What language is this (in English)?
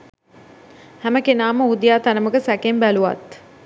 Sinhala